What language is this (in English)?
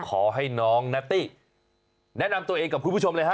Thai